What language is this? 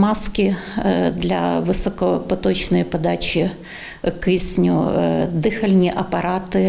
Ukrainian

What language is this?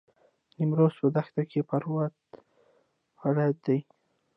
Pashto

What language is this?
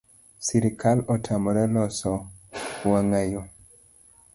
Luo (Kenya and Tanzania)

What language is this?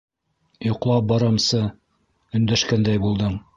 Bashkir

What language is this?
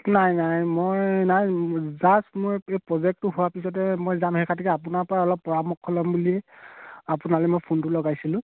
Assamese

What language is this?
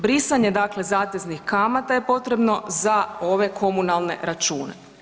Croatian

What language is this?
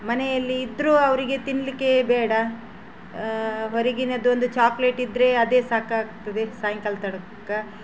Kannada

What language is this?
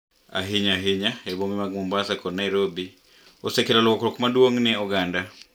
Luo (Kenya and Tanzania)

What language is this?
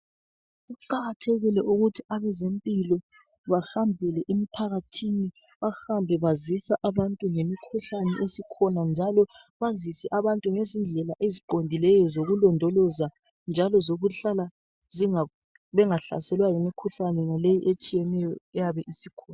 North Ndebele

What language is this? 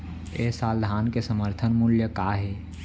Chhattisgarhi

